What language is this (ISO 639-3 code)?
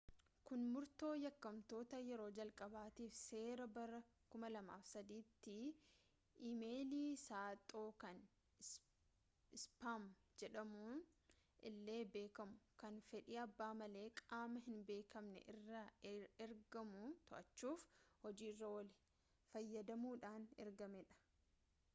orm